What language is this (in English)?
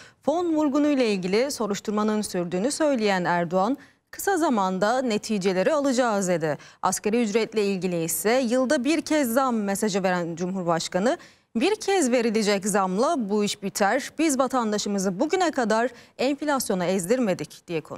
Turkish